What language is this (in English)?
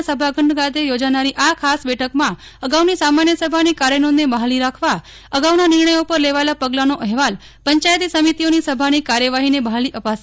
Gujarati